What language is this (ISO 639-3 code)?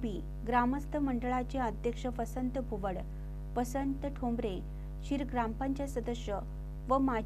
mar